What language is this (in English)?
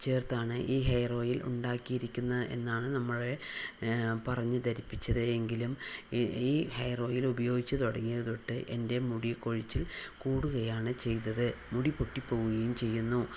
Malayalam